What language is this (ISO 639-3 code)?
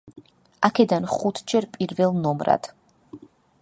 kat